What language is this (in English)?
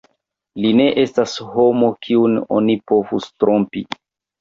Esperanto